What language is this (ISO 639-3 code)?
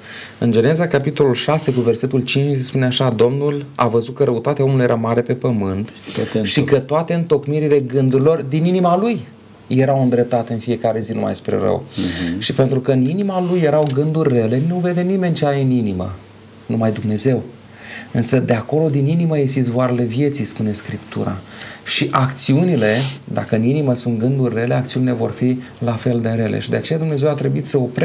ron